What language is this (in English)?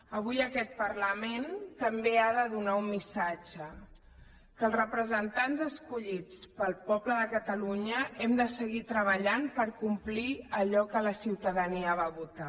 Catalan